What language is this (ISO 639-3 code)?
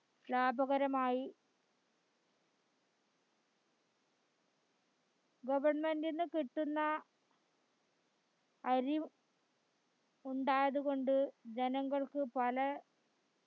mal